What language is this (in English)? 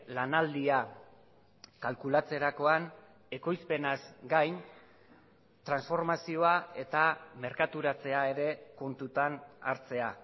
Basque